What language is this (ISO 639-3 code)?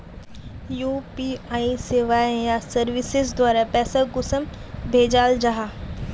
mag